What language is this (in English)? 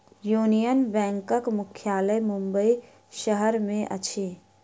Maithili